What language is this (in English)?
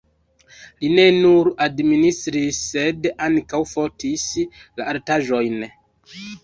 Esperanto